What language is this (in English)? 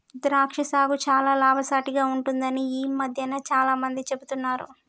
Telugu